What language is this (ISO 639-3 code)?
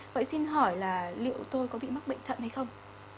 vie